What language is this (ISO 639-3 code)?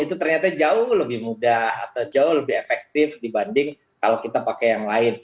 ind